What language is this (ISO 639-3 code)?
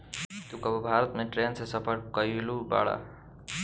bho